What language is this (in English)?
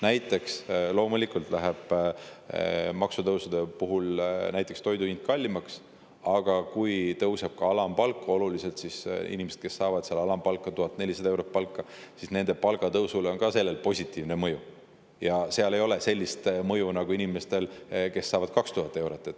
Estonian